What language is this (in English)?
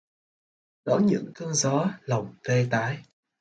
Vietnamese